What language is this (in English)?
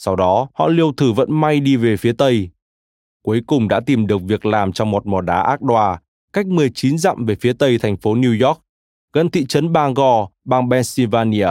Vietnamese